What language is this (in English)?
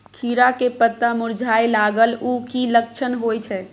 Maithili